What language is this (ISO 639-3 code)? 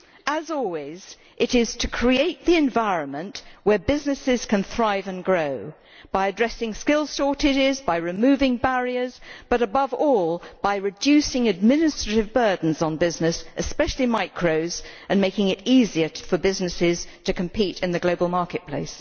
eng